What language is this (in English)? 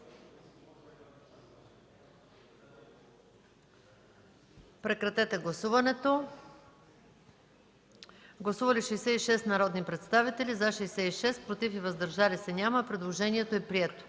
Bulgarian